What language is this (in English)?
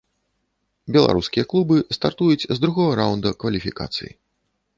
Belarusian